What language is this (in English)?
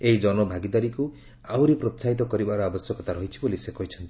Odia